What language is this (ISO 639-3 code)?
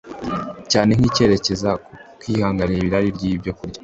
kin